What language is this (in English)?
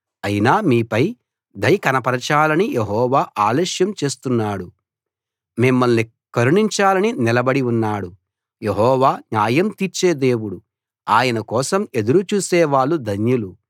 Telugu